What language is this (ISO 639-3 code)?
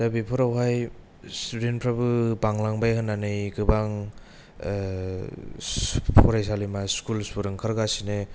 brx